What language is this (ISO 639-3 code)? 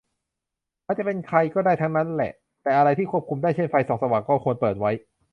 tha